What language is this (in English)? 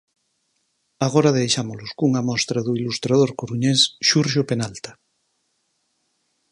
Galician